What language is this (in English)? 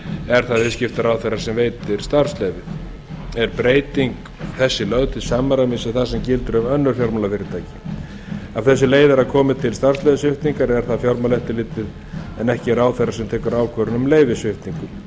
Icelandic